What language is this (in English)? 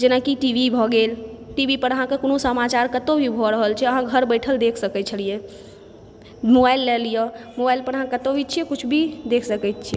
Maithili